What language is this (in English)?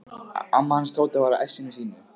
Icelandic